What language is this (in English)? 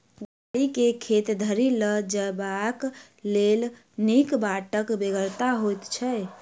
Maithili